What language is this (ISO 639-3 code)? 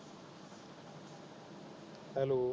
pan